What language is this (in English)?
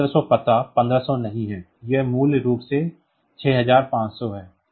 Hindi